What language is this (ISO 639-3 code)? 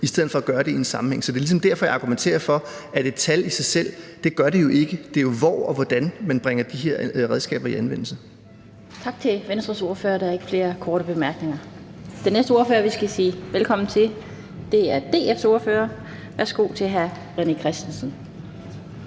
dan